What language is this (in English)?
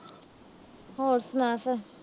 Punjabi